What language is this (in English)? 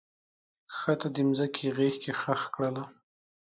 Pashto